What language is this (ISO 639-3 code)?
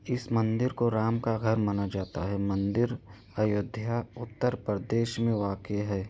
urd